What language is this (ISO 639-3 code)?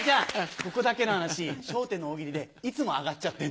jpn